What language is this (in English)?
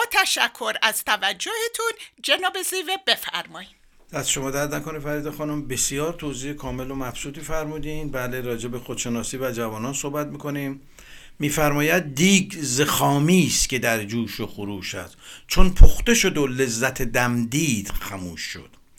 Persian